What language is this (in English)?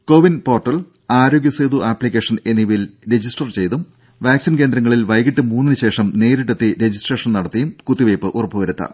Malayalam